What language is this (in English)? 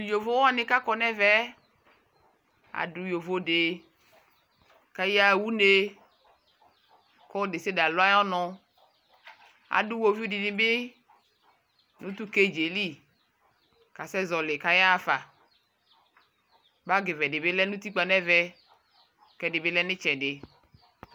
Ikposo